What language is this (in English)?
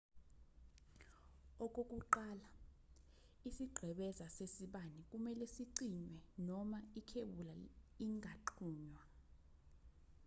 Zulu